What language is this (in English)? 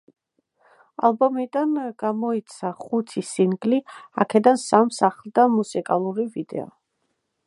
Georgian